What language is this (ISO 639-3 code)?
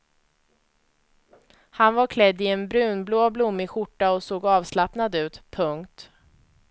swe